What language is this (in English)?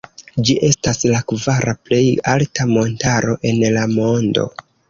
Esperanto